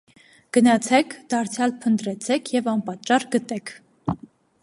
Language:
Armenian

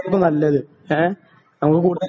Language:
Malayalam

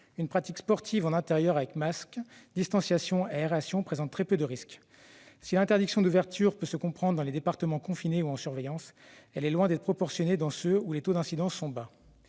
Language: French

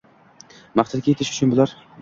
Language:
Uzbek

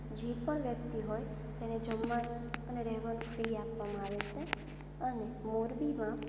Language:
Gujarati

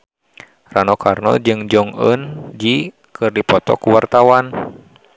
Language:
Sundanese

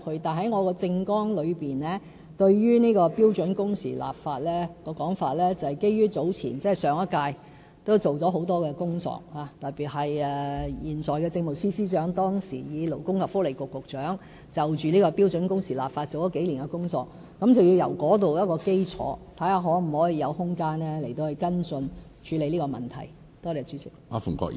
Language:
Cantonese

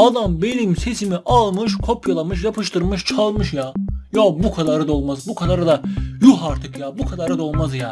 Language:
Turkish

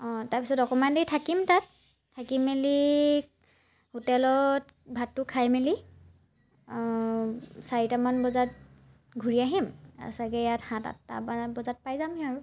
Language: Assamese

